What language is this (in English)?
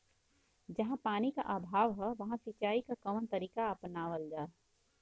Bhojpuri